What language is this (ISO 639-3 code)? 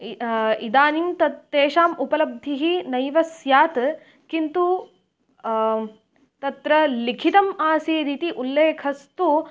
san